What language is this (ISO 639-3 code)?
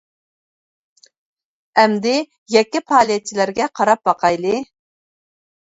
uig